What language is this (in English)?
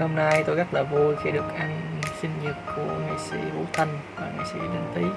Vietnamese